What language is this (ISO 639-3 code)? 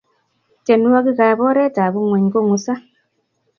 kln